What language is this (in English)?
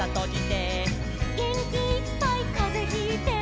Japanese